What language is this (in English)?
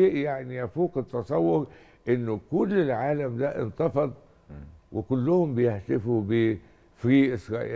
Arabic